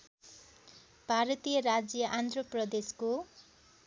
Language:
Nepali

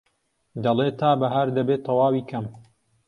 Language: Central Kurdish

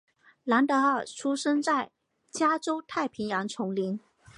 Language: Chinese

